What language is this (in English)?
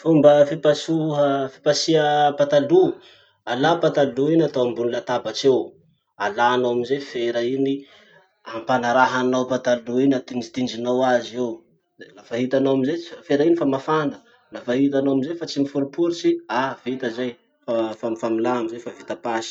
Masikoro Malagasy